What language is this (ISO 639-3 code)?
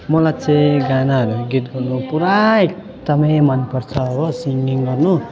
nep